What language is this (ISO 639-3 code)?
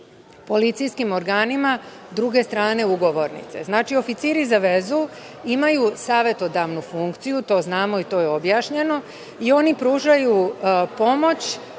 srp